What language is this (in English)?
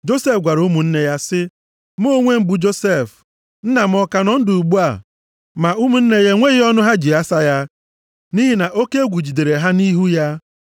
Igbo